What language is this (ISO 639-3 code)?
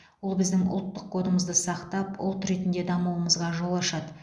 kaz